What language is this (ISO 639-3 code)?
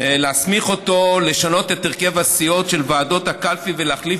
heb